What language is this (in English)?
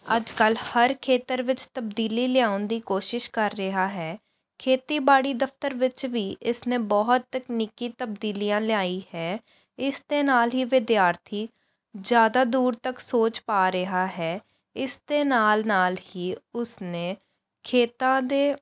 Punjabi